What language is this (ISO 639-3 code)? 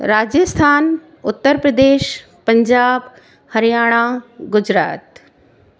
snd